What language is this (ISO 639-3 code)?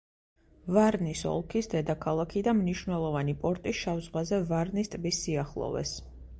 kat